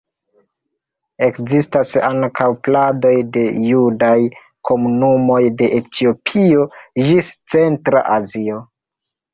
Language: Esperanto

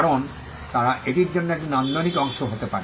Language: Bangla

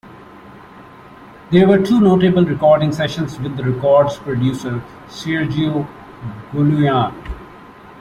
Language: English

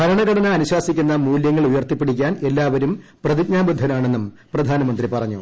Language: Malayalam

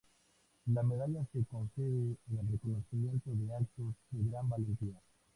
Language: Spanish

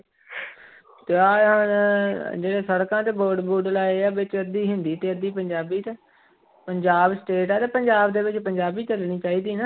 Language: Punjabi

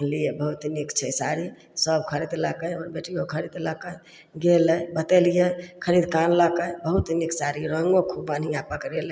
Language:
Maithili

